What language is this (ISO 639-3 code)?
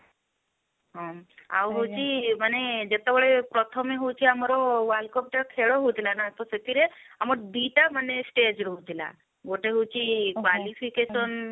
ori